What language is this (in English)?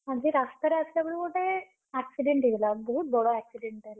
Odia